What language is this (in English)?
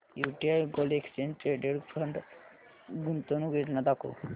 Marathi